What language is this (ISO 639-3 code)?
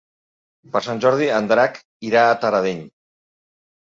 cat